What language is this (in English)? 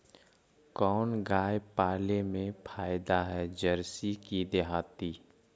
Magahi